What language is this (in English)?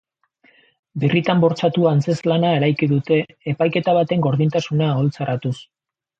Basque